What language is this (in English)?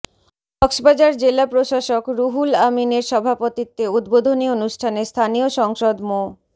Bangla